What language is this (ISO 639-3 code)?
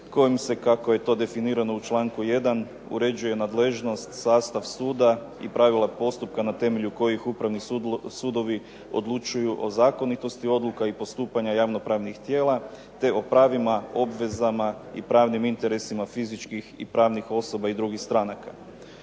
hrv